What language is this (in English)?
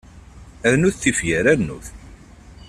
Kabyle